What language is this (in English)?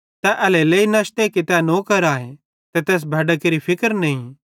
Bhadrawahi